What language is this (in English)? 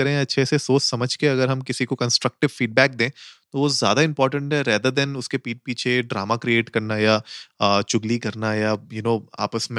Hindi